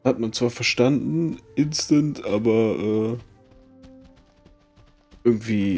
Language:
German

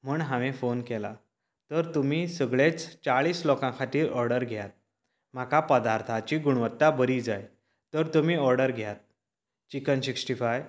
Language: Konkani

